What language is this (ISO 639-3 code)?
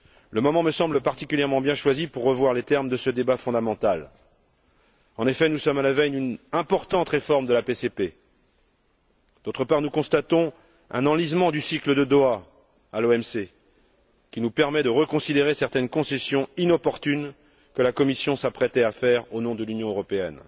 fra